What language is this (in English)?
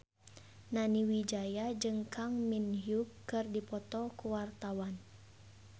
Sundanese